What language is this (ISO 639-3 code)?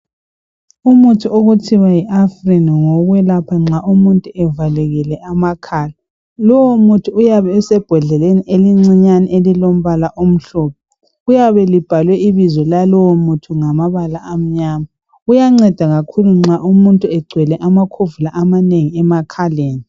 nde